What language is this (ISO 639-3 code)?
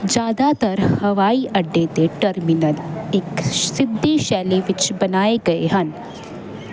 pan